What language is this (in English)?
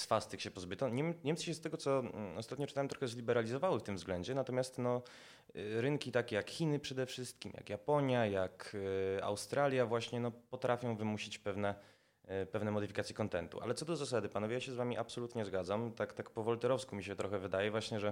Polish